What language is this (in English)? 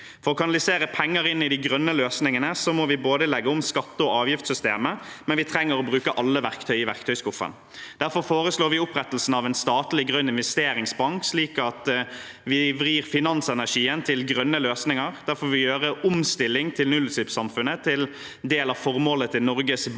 Norwegian